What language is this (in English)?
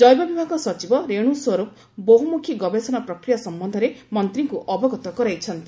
Odia